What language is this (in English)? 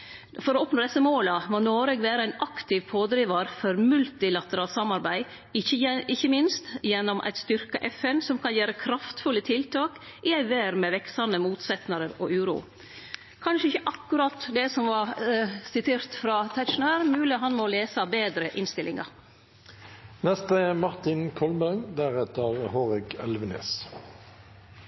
Norwegian